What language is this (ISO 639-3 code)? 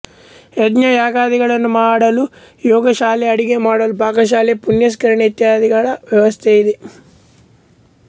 kan